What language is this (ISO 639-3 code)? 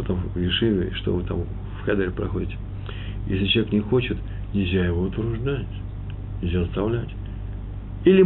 rus